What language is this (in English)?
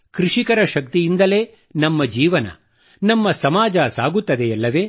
Kannada